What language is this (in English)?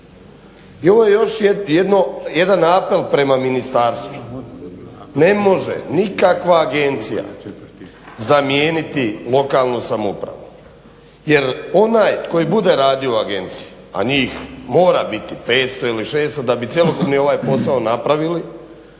Croatian